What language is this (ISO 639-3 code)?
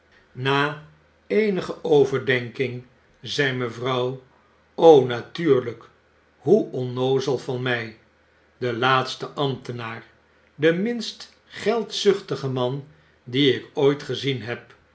nld